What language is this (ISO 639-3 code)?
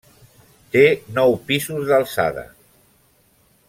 cat